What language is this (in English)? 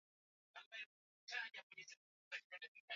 Swahili